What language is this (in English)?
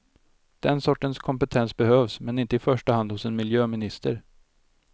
Swedish